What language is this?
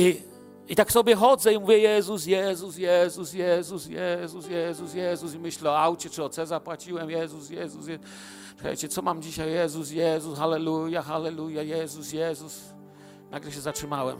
Polish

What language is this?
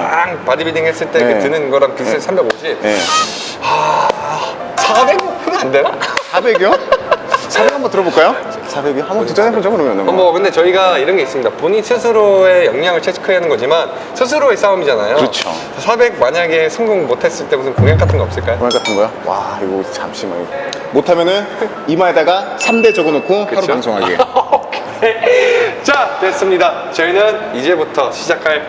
Korean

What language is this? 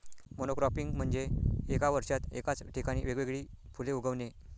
Marathi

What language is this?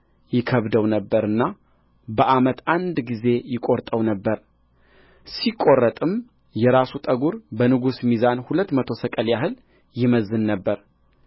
Amharic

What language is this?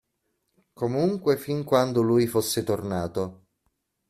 Italian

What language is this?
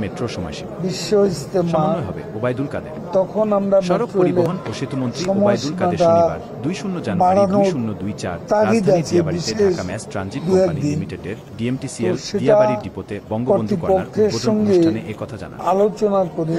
Bangla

